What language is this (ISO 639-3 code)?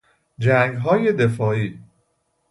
fas